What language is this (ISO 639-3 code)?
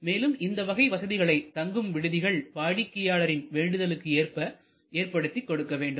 tam